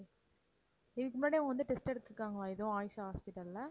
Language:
Tamil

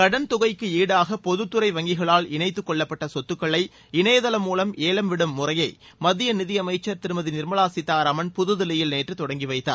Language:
Tamil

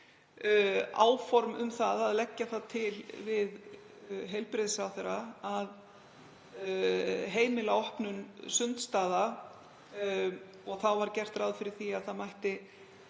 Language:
Icelandic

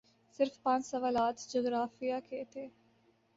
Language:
Urdu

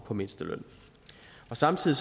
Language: Danish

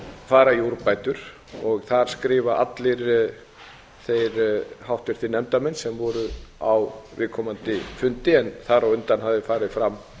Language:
Icelandic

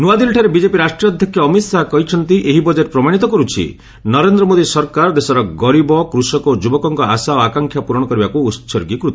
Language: Odia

